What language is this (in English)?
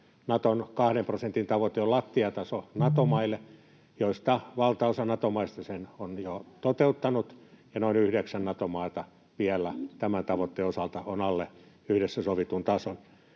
Finnish